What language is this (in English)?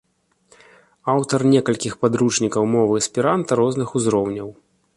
Belarusian